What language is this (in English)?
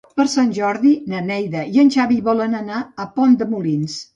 Catalan